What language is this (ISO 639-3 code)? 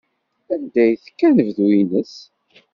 kab